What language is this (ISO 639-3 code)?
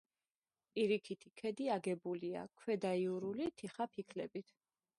kat